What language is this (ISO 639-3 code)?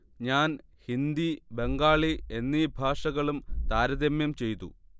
mal